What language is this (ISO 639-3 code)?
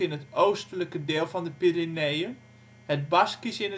nld